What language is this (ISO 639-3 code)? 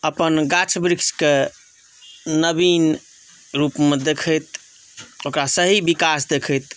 mai